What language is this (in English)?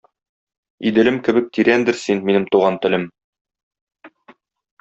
Tatar